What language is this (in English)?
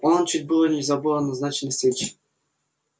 Russian